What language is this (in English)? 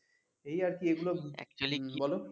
Bangla